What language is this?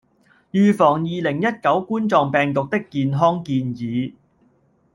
Cantonese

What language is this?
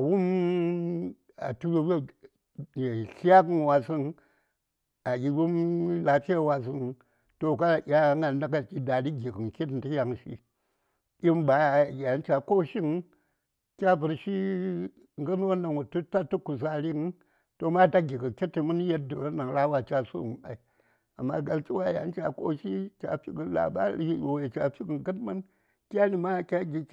Saya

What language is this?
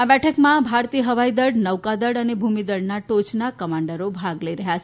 Gujarati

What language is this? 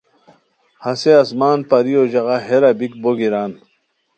Khowar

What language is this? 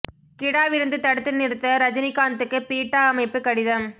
Tamil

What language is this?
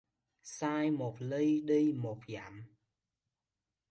Vietnamese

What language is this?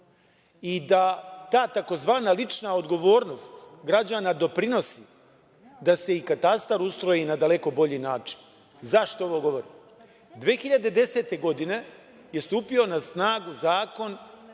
Serbian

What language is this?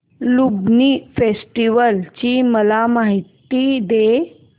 Marathi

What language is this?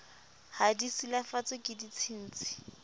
Southern Sotho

